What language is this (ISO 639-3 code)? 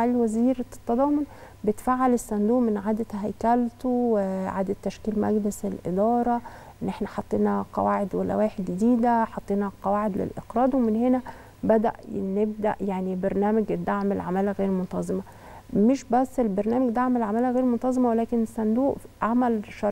ara